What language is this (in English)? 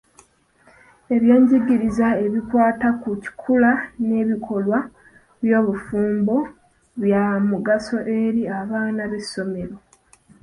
Ganda